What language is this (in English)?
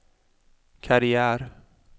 Swedish